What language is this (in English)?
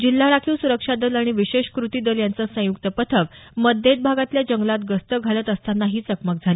Marathi